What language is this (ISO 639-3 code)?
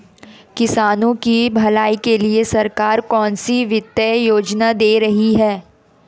hin